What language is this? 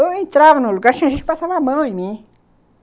Portuguese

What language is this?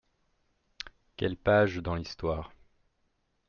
French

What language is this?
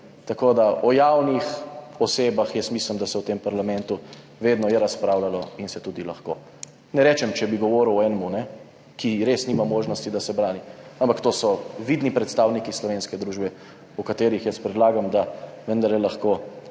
Slovenian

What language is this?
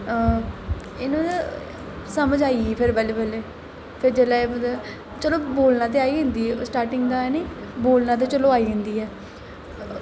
Dogri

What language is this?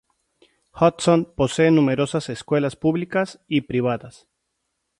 Spanish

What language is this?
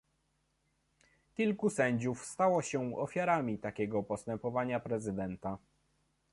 Polish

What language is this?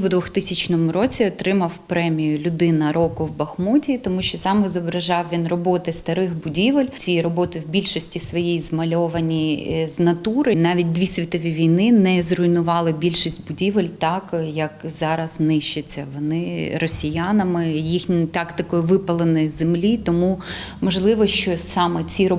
Ukrainian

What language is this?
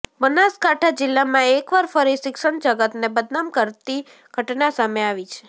Gujarati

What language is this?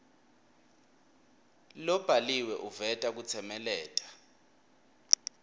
Swati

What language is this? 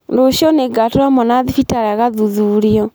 Kikuyu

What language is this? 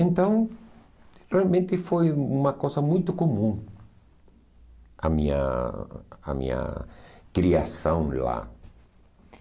Portuguese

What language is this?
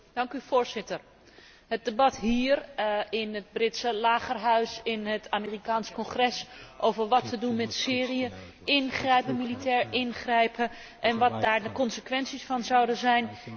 Dutch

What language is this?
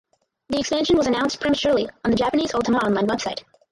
English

